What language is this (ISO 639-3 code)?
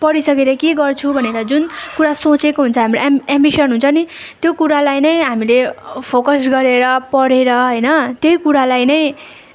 nep